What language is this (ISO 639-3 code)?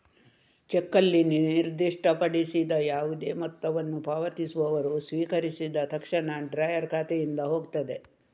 kan